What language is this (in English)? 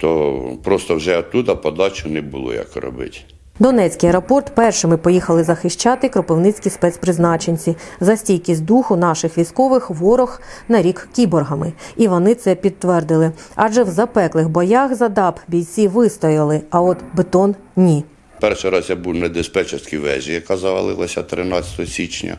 Ukrainian